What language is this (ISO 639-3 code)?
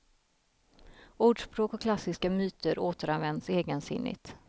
swe